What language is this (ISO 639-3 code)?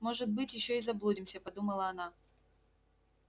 rus